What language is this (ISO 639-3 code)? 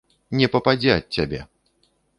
bel